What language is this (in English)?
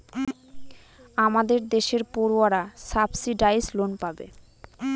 Bangla